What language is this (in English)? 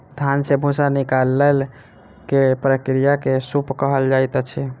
Maithili